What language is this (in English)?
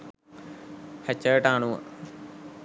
Sinhala